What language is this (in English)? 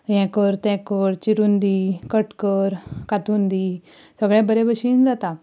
Konkani